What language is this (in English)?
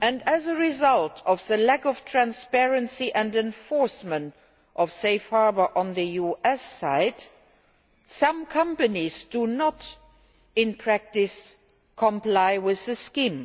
English